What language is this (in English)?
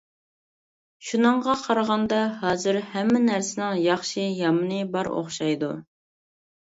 Uyghur